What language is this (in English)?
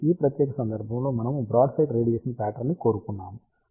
Telugu